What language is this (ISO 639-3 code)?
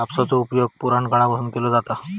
mar